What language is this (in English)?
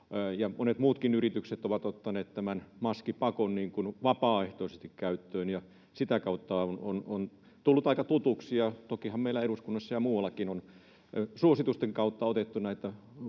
Finnish